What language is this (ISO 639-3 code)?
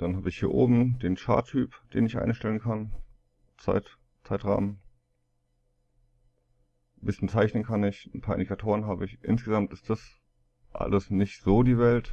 deu